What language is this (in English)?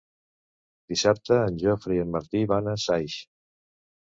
Catalan